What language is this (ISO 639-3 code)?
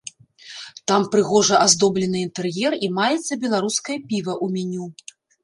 bel